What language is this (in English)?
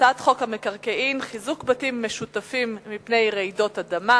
Hebrew